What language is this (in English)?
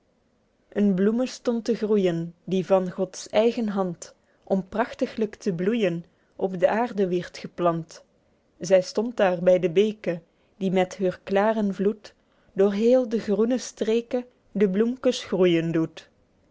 Dutch